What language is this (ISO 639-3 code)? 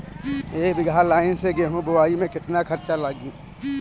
bho